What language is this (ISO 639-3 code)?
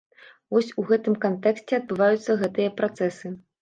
bel